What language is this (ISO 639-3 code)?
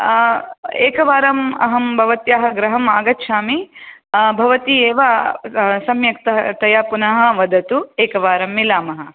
san